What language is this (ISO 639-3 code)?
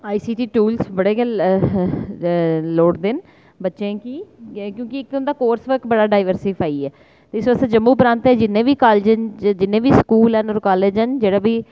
doi